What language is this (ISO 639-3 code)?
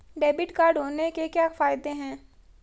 hin